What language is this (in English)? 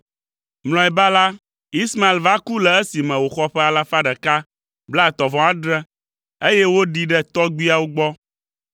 Ewe